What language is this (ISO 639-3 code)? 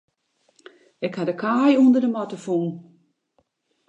fry